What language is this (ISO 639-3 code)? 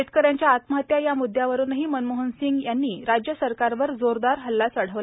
mar